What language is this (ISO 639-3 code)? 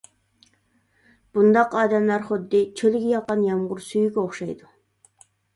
uig